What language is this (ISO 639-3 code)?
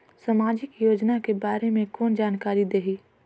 hne